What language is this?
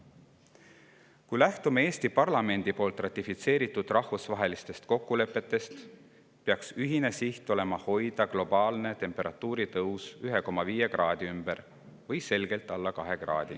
Estonian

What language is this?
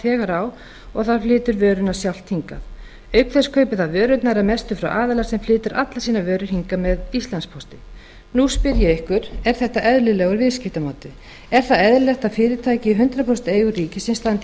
Icelandic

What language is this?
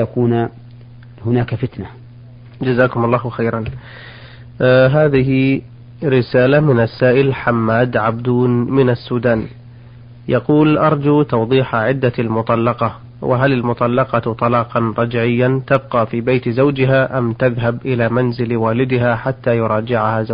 Arabic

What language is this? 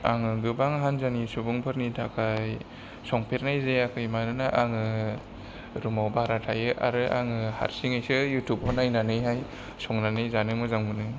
Bodo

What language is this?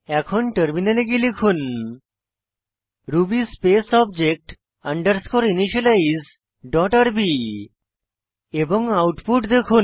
Bangla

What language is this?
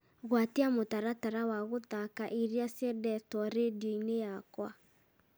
Kikuyu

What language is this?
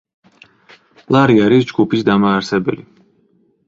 Georgian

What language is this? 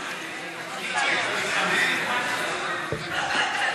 Hebrew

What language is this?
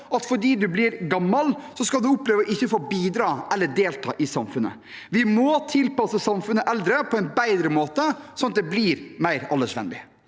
Norwegian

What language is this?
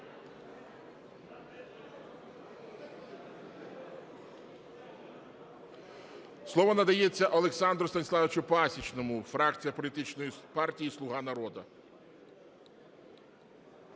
Ukrainian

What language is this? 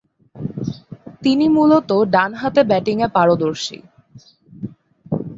Bangla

